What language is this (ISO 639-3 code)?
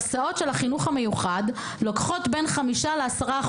heb